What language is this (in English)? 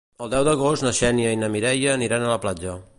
Catalan